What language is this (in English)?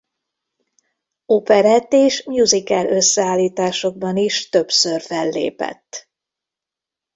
Hungarian